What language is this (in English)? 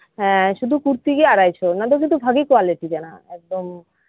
Santali